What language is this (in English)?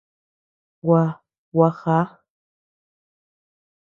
Tepeuxila Cuicatec